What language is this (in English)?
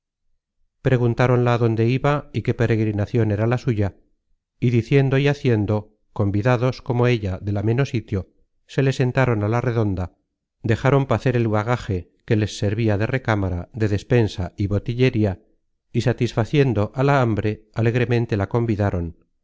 Spanish